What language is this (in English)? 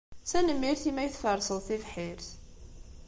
Kabyle